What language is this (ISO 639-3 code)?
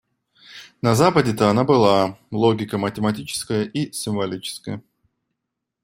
rus